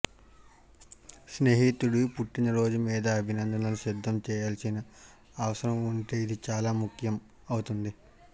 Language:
Telugu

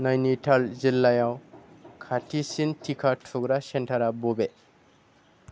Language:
Bodo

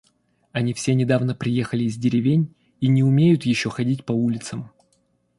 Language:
Russian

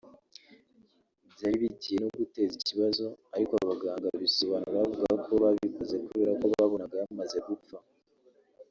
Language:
Kinyarwanda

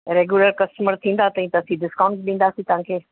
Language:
Sindhi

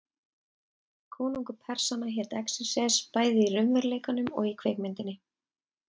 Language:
Icelandic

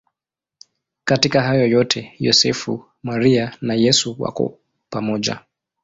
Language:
Swahili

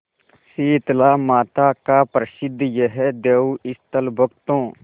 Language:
Hindi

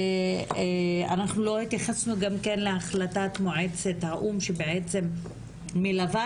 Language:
Hebrew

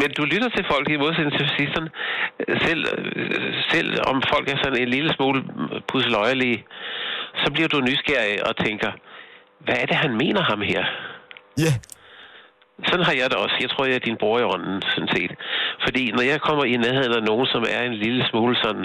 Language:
Danish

